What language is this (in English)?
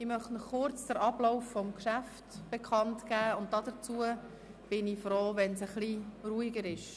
Swiss German